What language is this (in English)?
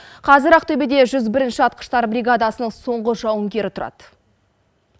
Kazakh